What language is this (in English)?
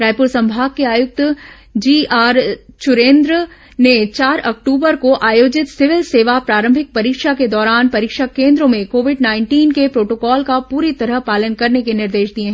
Hindi